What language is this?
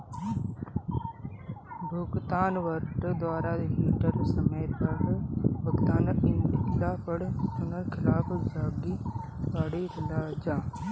Bhojpuri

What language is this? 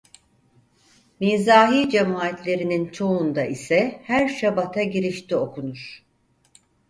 Turkish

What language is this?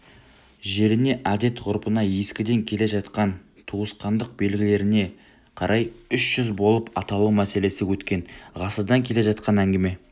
Kazakh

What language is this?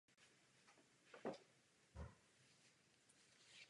Czech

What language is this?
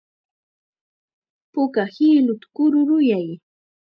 Chiquián Ancash Quechua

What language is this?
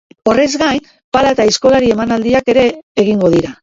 Basque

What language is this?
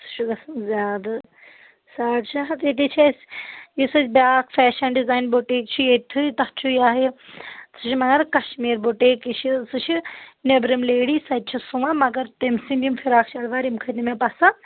Kashmiri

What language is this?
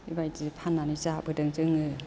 Bodo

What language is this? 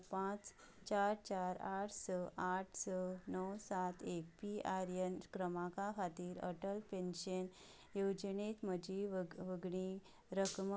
Konkani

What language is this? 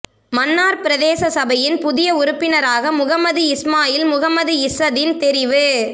Tamil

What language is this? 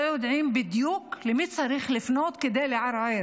Hebrew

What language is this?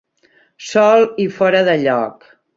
Catalan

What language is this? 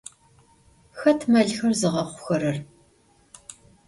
Adyghe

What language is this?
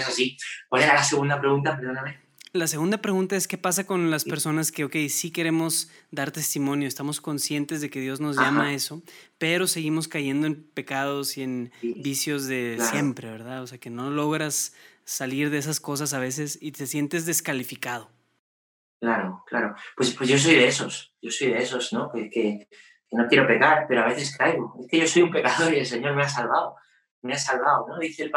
Spanish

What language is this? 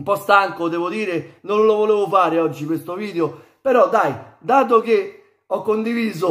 Italian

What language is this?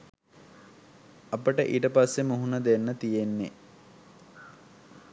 Sinhala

